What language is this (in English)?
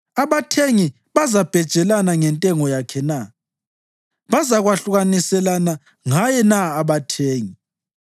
North Ndebele